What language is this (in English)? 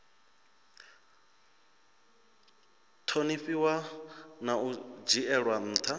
Venda